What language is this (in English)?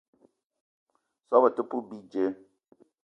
Eton (Cameroon)